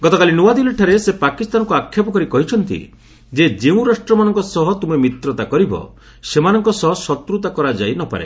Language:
Odia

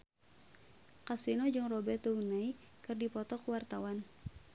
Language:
Sundanese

